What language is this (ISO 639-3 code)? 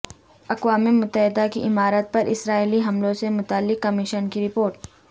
urd